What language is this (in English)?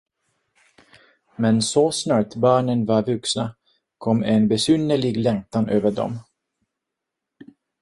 Swedish